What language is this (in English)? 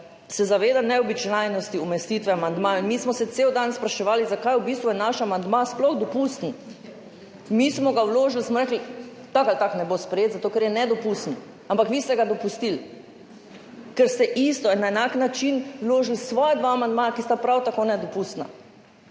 Slovenian